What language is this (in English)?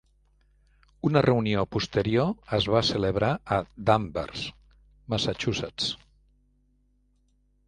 Catalan